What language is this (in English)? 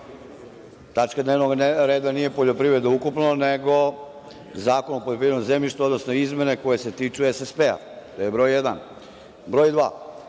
Serbian